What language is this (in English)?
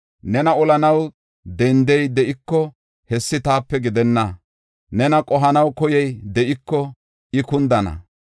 Gofa